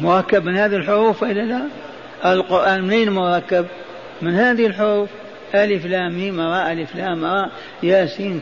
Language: Arabic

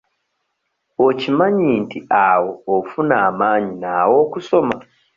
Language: Ganda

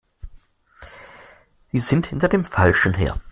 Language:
German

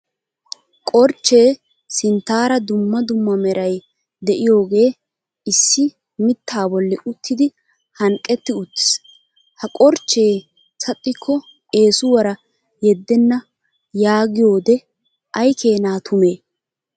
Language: Wolaytta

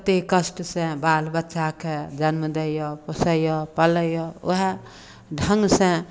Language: Maithili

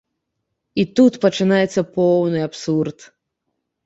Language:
Belarusian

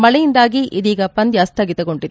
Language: Kannada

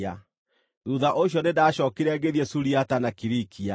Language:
Kikuyu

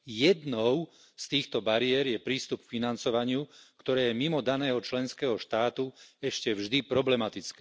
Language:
Slovak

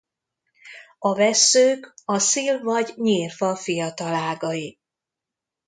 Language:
Hungarian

